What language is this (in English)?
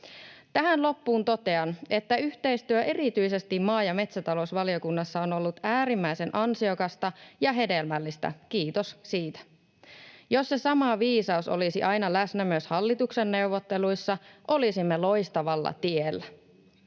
Finnish